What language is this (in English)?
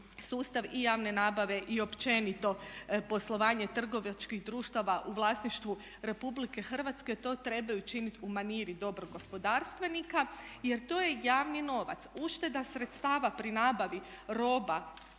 Croatian